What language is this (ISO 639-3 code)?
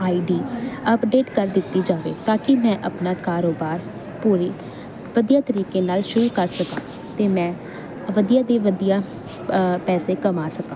pan